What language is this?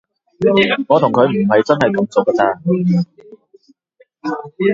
Cantonese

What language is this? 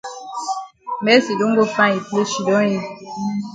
Cameroon Pidgin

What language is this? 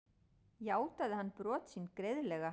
Icelandic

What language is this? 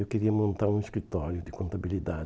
Portuguese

